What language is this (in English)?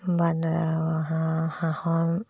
Assamese